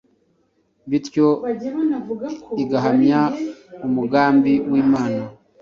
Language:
Kinyarwanda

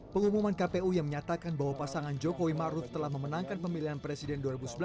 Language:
Indonesian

